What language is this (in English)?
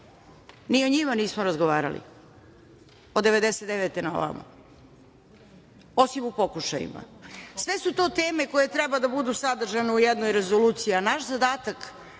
Serbian